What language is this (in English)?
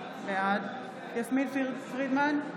Hebrew